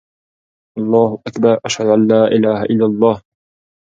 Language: Pashto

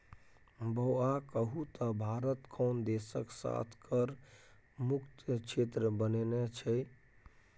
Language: Maithili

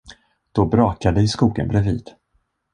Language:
Swedish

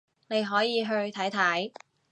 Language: Cantonese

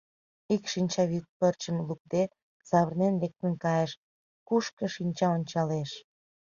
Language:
Mari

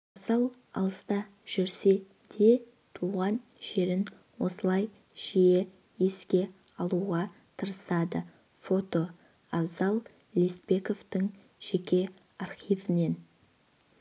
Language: Kazakh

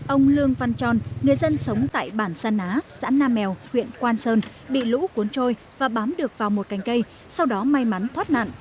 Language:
Vietnamese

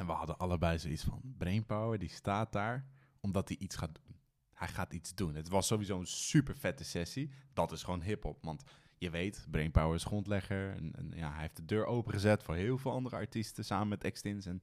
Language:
Dutch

